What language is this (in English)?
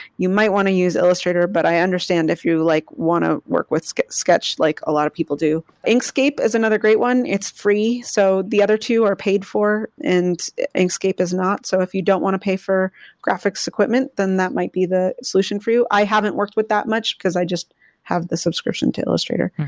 English